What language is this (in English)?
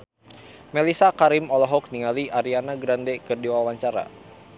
Sundanese